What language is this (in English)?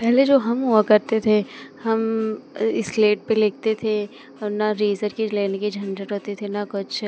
Hindi